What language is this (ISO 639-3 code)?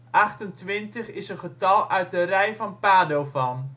nld